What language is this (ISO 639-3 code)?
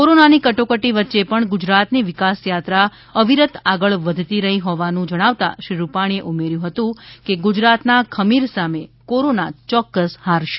guj